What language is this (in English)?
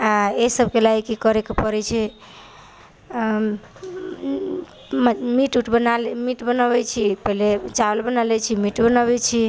Maithili